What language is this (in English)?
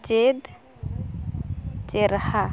Santali